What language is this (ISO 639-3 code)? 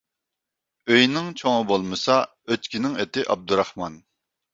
uig